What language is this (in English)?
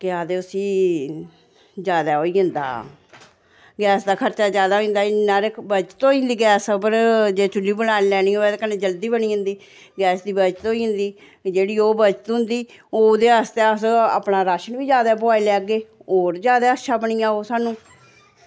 Dogri